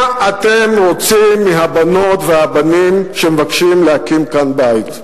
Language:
Hebrew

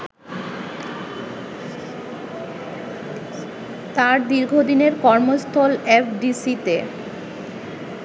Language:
Bangla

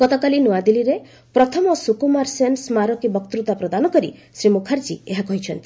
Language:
Odia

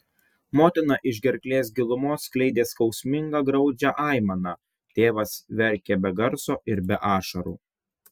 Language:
Lithuanian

